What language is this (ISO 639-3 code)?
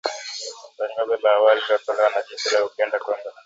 swa